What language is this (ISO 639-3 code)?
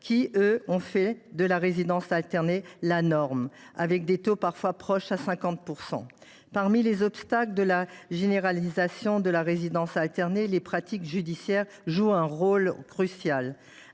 fra